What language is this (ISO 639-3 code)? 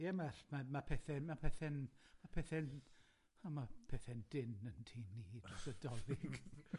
cym